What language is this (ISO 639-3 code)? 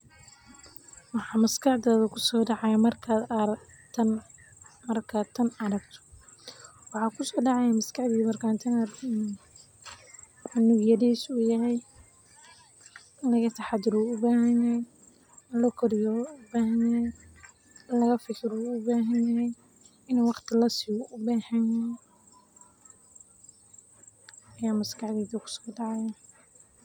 som